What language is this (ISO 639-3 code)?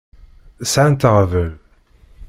kab